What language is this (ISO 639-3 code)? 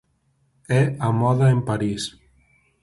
glg